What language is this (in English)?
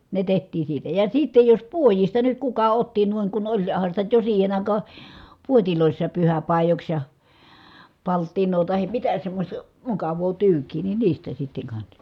Finnish